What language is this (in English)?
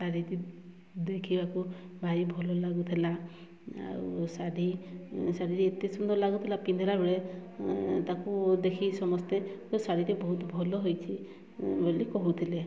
Odia